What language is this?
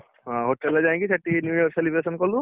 Odia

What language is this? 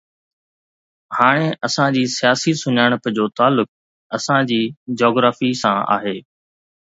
Sindhi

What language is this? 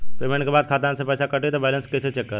Bhojpuri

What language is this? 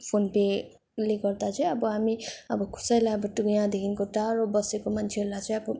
Nepali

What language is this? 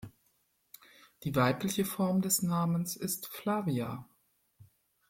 German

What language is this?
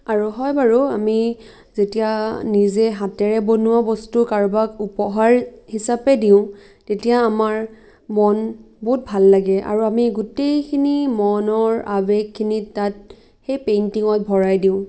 Assamese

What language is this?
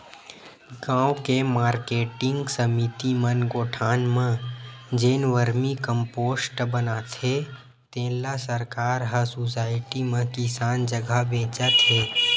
Chhattisgarhi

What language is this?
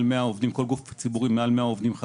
Hebrew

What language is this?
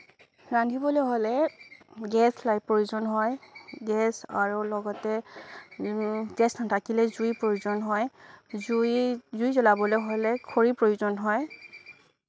Assamese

